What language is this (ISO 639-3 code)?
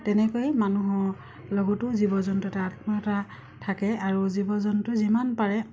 asm